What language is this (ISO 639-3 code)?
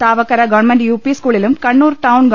mal